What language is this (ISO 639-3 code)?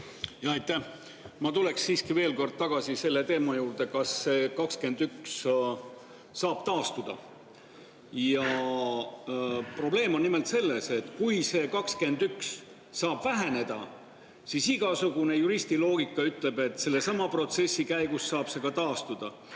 est